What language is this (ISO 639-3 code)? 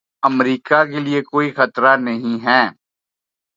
urd